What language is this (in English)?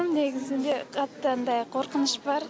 Kazakh